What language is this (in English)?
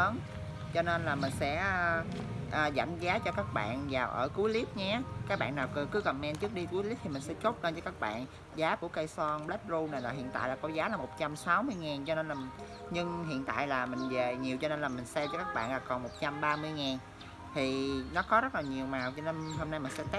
Vietnamese